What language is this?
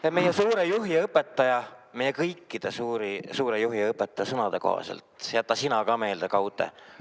Estonian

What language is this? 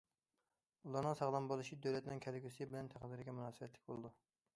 Uyghur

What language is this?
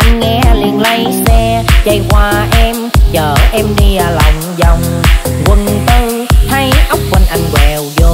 Vietnamese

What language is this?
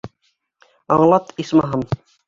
Bashkir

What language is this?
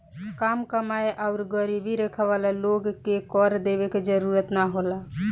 Bhojpuri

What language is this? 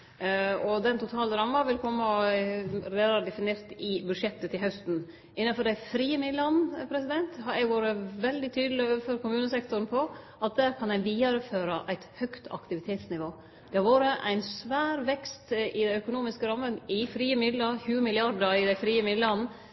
Norwegian Nynorsk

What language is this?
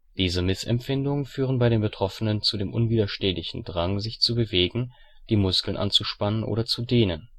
German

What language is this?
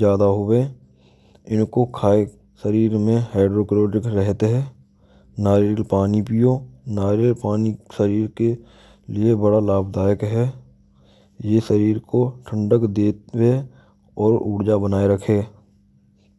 Braj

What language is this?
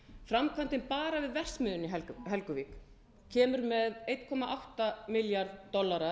Icelandic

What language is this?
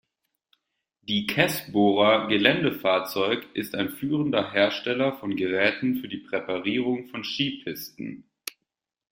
German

